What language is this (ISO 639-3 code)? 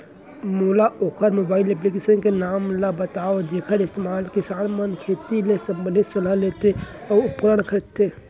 hne